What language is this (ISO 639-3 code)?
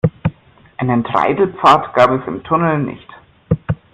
deu